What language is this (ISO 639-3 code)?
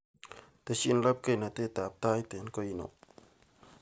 kln